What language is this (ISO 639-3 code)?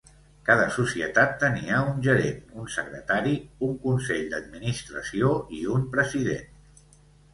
cat